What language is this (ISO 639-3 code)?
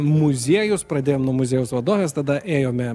lit